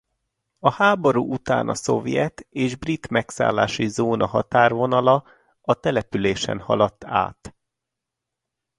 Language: Hungarian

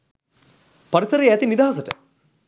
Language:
Sinhala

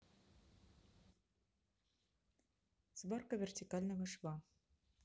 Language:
Russian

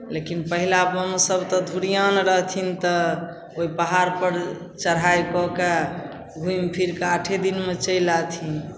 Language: Maithili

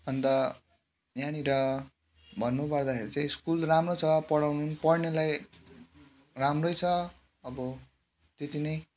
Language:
Nepali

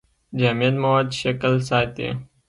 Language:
Pashto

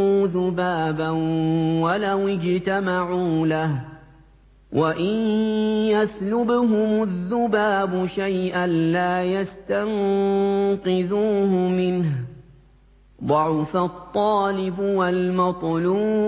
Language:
Arabic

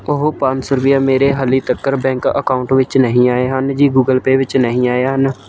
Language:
Punjabi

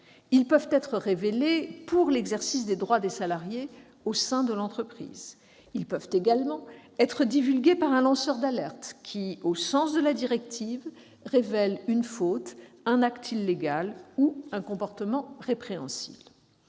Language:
French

